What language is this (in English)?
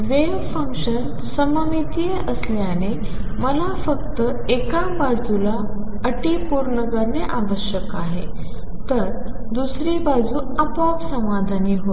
Marathi